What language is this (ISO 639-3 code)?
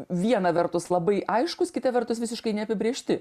lit